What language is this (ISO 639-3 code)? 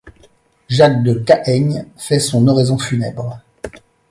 fra